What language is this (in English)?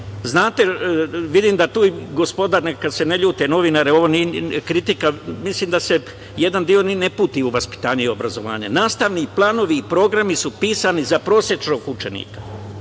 Serbian